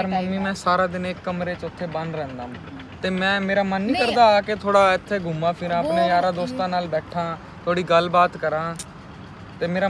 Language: Hindi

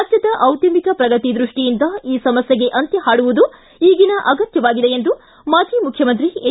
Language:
Kannada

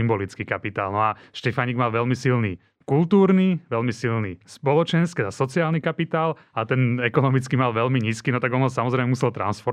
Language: Slovak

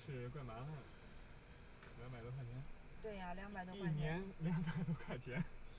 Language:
Chinese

